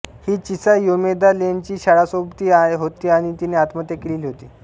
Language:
Marathi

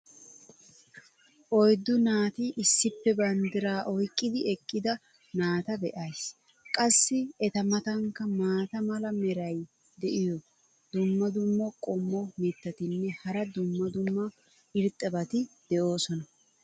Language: Wolaytta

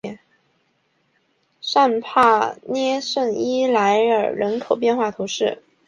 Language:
Chinese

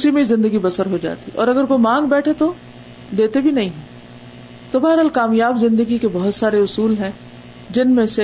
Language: Urdu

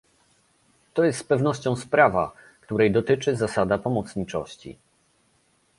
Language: Polish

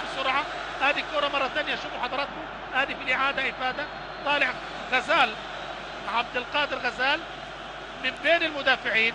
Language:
Arabic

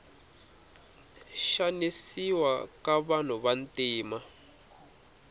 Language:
Tsonga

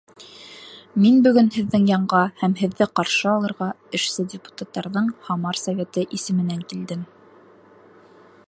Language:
Bashkir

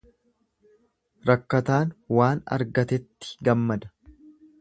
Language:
Oromo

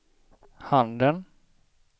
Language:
Swedish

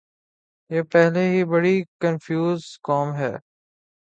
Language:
Urdu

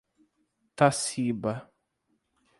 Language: Portuguese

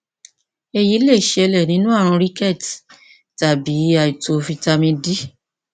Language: Yoruba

